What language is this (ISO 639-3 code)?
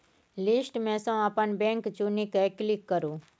mai